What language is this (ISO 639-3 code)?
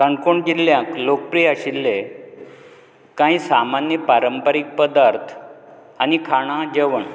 kok